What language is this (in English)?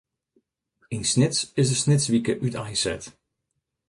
Western Frisian